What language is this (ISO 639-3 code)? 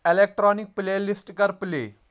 kas